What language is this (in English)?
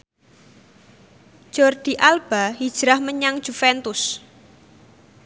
Javanese